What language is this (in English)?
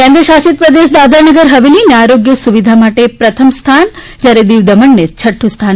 Gujarati